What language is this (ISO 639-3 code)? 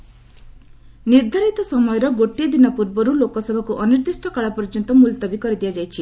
ori